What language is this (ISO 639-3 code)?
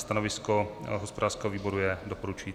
ces